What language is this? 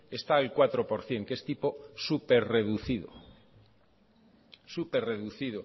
Spanish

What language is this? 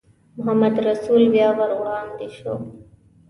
Pashto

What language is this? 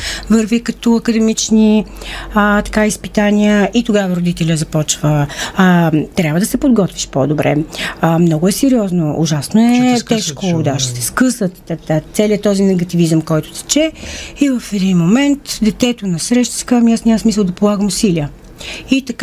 Bulgarian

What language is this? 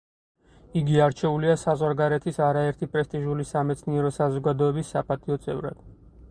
Georgian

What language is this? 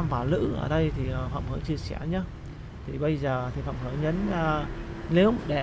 Vietnamese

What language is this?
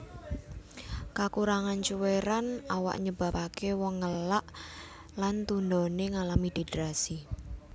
Javanese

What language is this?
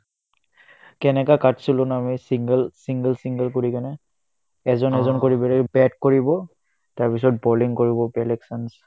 Assamese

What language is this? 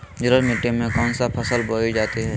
Magahi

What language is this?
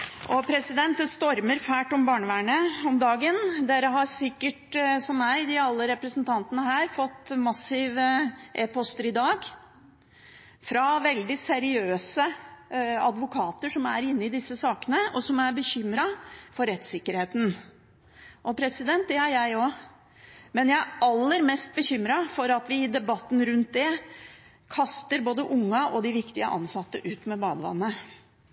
Norwegian Bokmål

